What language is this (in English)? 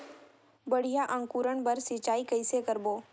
Chhattisgarhi